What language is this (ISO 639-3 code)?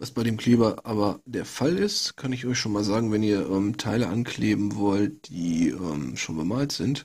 deu